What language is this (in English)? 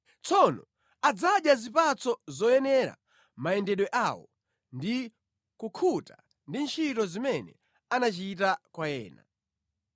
Nyanja